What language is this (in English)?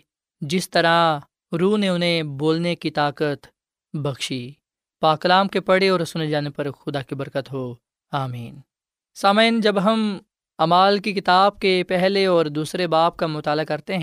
Urdu